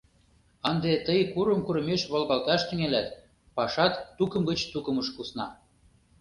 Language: Mari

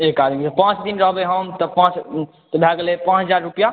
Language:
Maithili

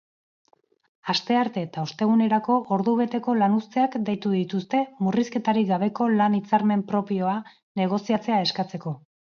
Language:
Basque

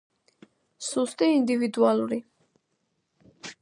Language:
Georgian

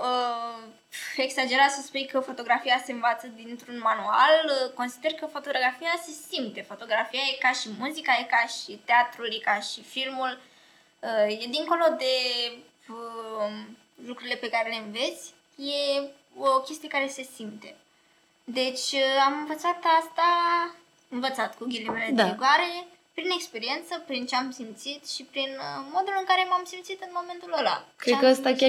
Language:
Romanian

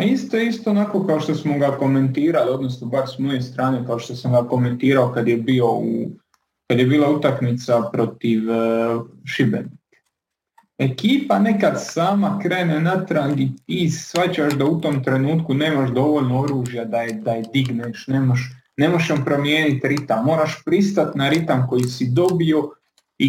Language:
Croatian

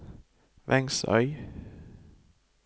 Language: Norwegian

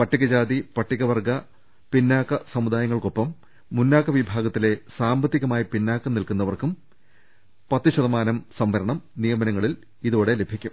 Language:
Malayalam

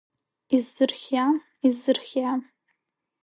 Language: Abkhazian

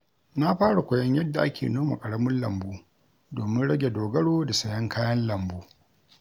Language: Hausa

